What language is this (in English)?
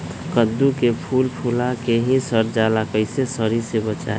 Magahi